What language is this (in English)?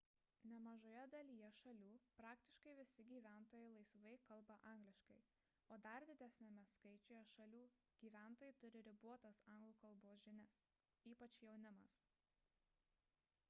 Lithuanian